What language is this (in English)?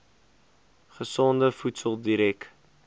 Afrikaans